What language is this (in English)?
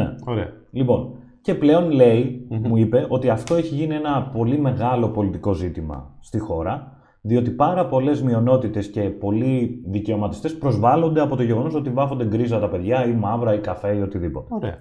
Greek